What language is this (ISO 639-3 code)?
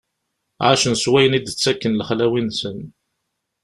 kab